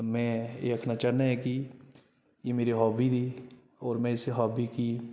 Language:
Dogri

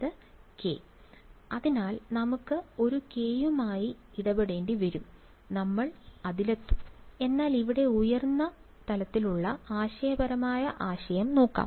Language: Malayalam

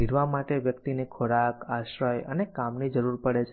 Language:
Gujarati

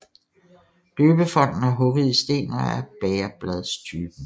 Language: Danish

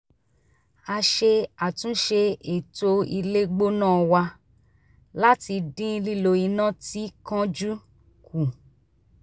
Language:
Yoruba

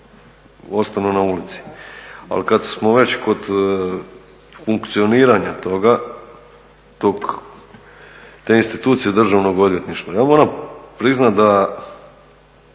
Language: Croatian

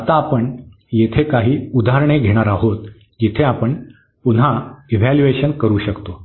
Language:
Marathi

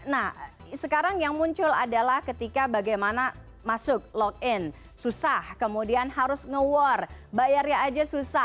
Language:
Indonesian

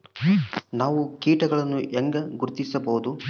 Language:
Kannada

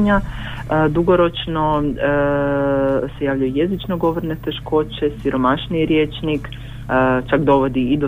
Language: Croatian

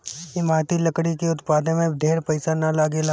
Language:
Bhojpuri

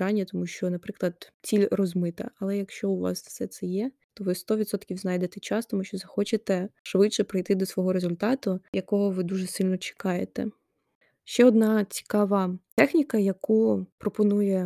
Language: Ukrainian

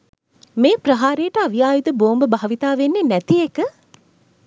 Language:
Sinhala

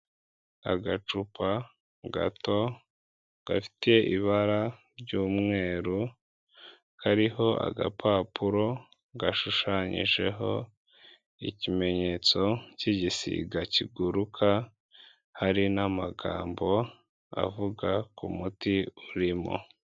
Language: Kinyarwanda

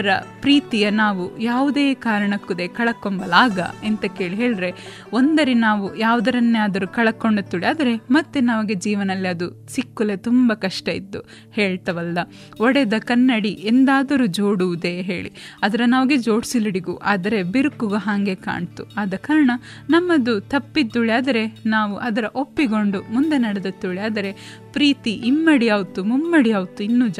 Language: Kannada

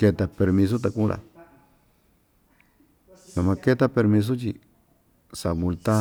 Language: Ixtayutla Mixtec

